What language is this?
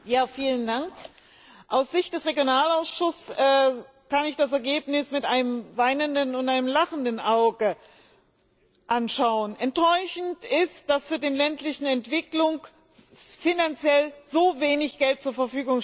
German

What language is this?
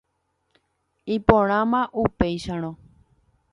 Guarani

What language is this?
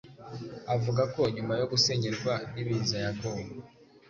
Kinyarwanda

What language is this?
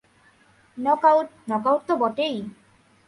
Bangla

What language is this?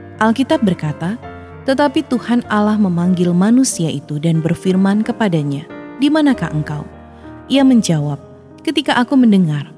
Indonesian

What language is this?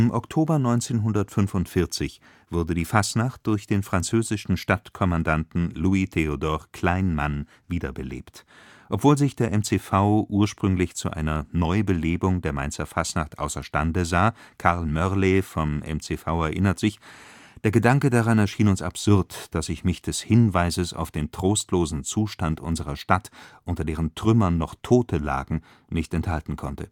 German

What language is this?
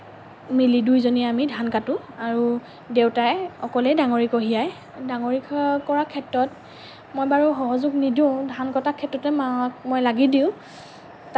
Assamese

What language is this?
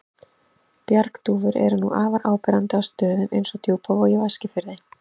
Icelandic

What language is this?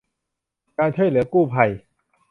Thai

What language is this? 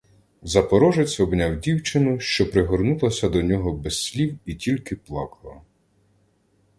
Ukrainian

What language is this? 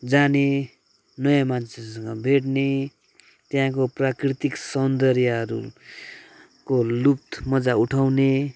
Nepali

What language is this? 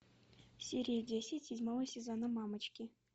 Russian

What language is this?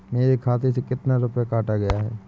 Hindi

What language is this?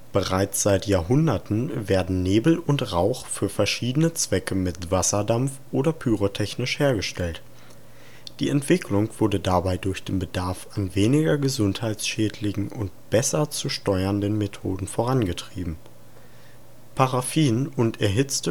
German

